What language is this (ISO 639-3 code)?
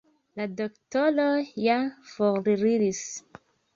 epo